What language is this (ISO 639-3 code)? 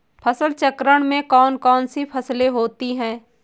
hin